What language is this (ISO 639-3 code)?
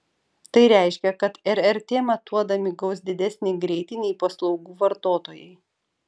lit